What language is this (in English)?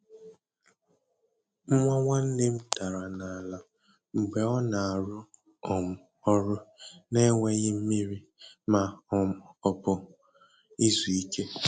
Igbo